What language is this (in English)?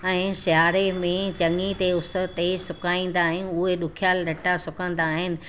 Sindhi